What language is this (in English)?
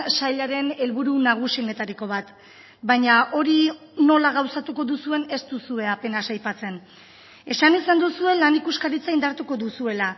Basque